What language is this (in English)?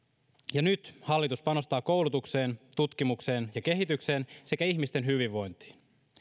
Finnish